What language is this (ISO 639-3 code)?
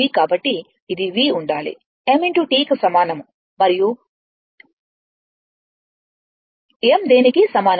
tel